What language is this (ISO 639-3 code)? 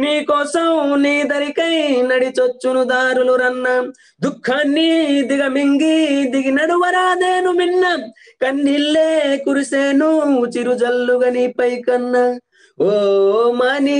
hin